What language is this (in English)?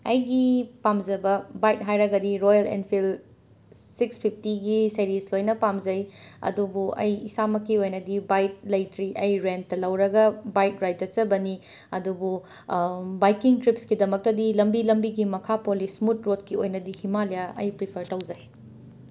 Manipuri